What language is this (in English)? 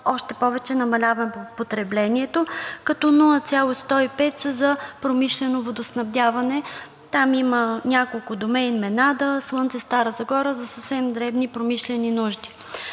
Bulgarian